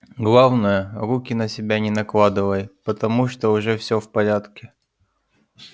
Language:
Russian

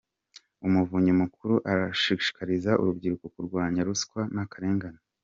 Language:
Kinyarwanda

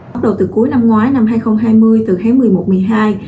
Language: Vietnamese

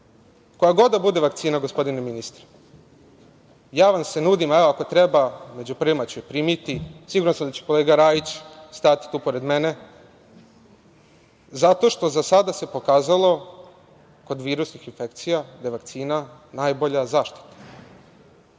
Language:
Serbian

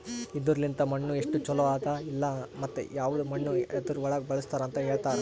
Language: Kannada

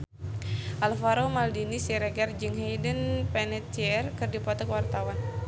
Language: Sundanese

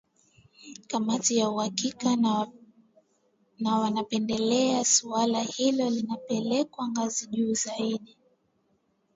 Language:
Swahili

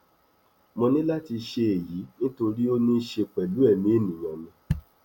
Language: Yoruba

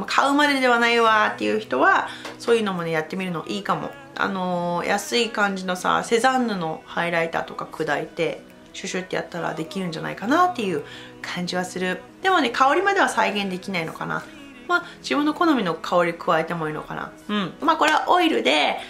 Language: Japanese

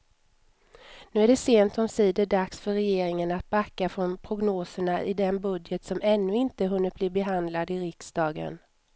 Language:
Swedish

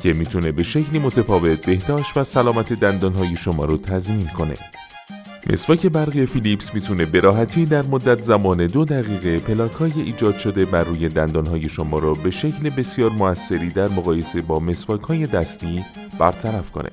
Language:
Persian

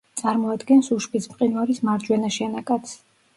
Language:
Georgian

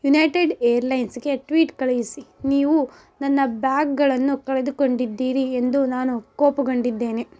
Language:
Kannada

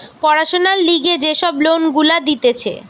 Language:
Bangla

